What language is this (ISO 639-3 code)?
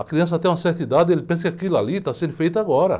por